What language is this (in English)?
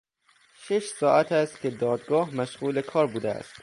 Persian